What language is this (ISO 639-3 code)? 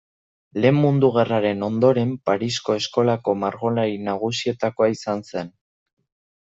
eus